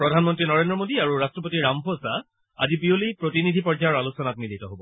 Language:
Assamese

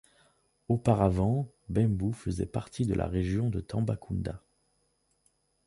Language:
French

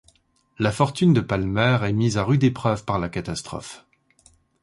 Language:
French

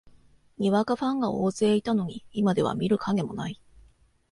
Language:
Japanese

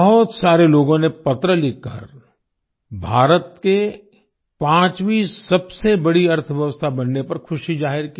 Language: Hindi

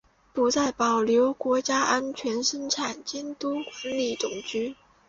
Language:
Chinese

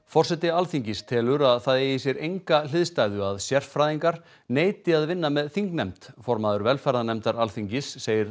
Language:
Icelandic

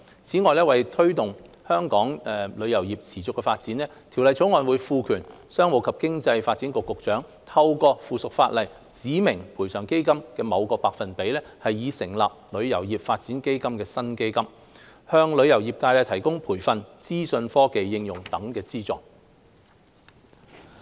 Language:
Cantonese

